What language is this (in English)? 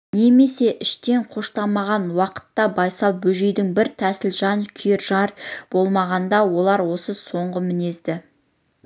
Kazakh